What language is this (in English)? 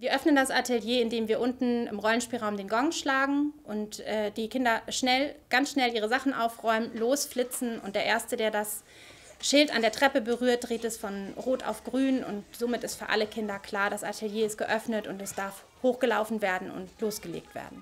German